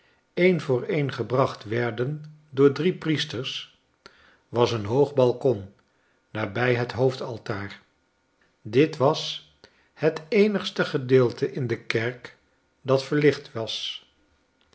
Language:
Dutch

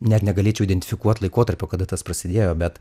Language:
Lithuanian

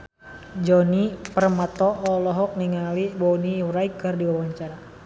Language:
Sundanese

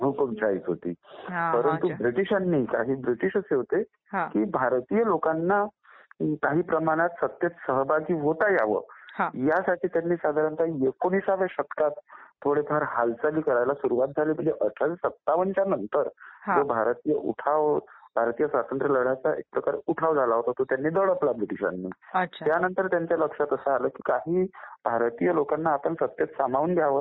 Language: Marathi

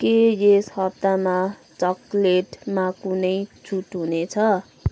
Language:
Nepali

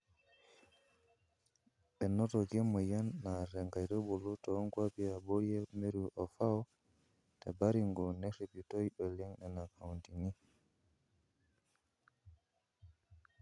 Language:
Masai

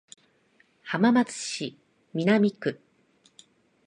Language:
Japanese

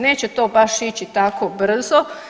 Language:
Croatian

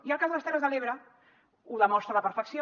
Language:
Catalan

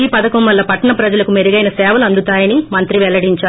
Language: Telugu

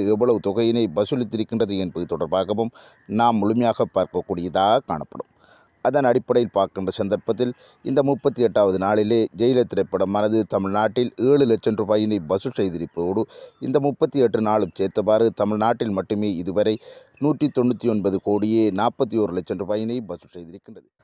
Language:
Arabic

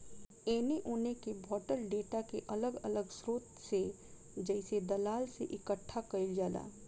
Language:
Bhojpuri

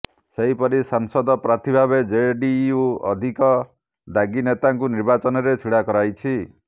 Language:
Odia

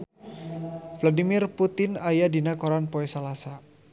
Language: Sundanese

